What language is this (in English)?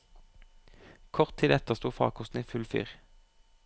Norwegian